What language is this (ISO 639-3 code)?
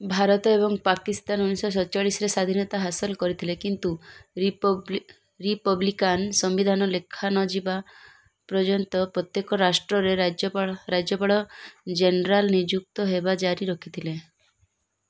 ori